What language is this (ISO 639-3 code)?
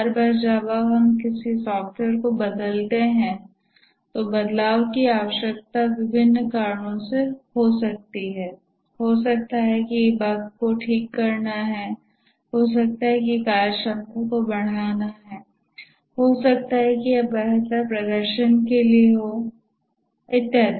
hin